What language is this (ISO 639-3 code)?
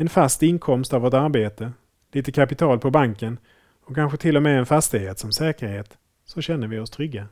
swe